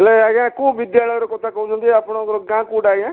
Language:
Odia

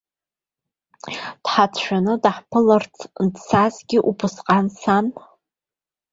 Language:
Abkhazian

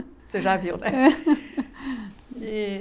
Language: Portuguese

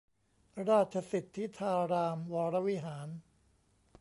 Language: Thai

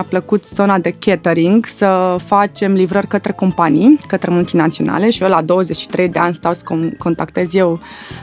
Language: Romanian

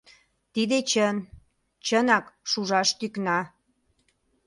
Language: Mari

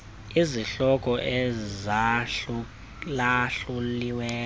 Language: Xhosa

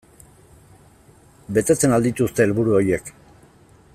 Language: Basque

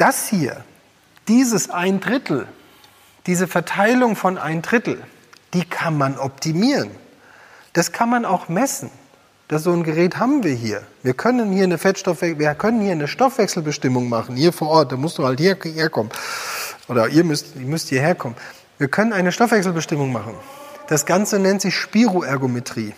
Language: German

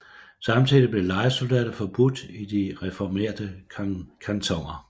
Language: Danish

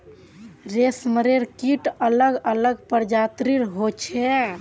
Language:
Magahi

